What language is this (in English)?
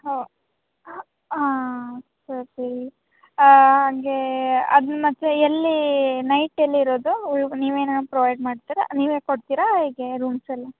Kannada